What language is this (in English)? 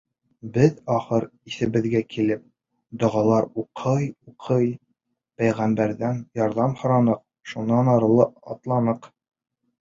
Bashkir